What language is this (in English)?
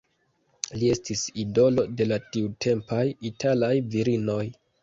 Esperanto